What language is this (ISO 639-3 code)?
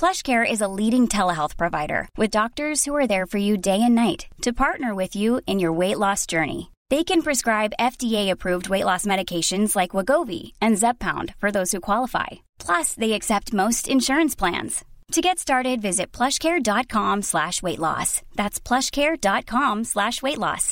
fra